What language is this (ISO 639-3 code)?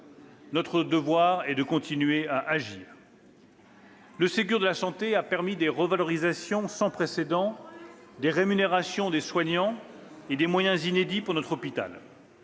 fra